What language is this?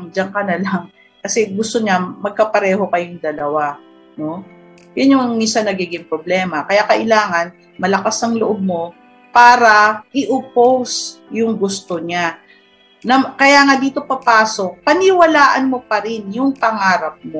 Filipino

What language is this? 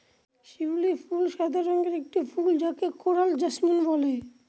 Bangla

